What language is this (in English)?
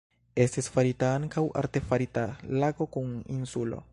Esperanto